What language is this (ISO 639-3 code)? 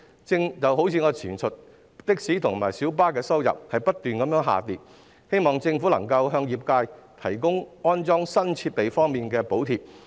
yue